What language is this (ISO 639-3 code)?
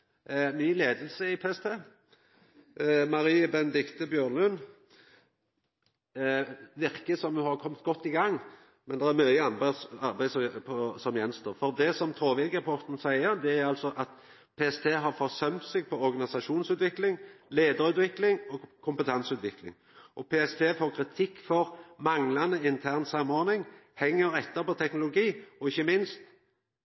nno